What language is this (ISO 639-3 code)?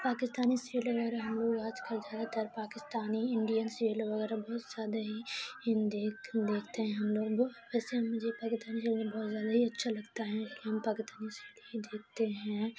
urd